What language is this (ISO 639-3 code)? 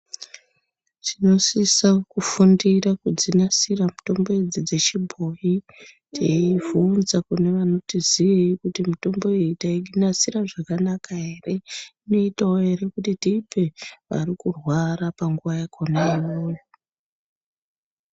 ndc